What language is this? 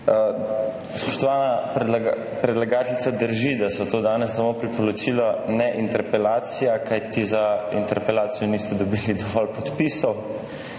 Slovenian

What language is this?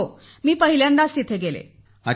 Marathi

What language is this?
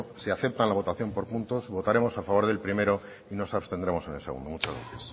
Spanish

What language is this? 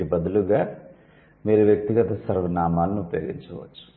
Telugu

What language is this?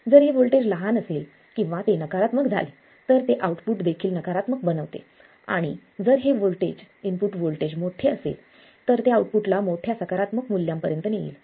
Marathi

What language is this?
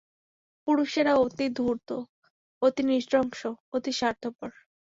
Bangla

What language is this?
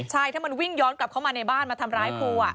Thai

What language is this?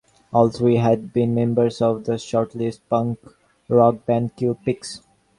English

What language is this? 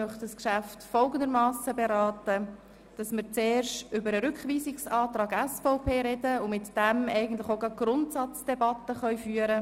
Swiss German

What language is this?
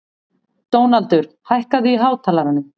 Icelandic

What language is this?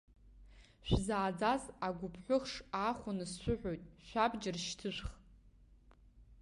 Abkhazian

